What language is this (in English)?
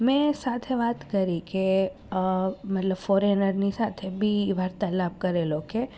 Gujarati